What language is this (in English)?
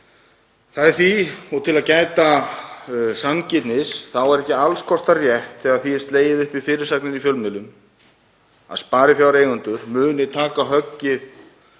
Icelandic